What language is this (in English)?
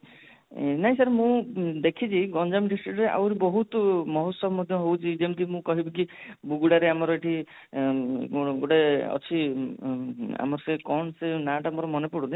Odia